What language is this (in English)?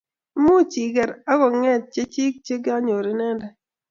Kalenjin